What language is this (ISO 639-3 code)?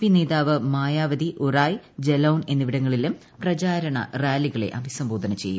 mal